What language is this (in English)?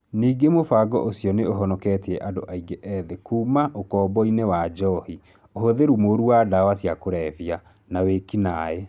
Kikuyu